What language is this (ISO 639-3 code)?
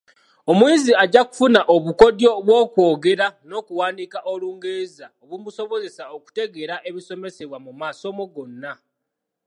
lug